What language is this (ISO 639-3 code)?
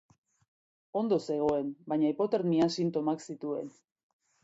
eus